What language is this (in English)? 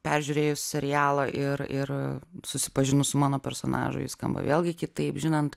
Lithuanian